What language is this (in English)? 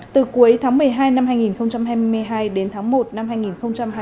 Vietnamese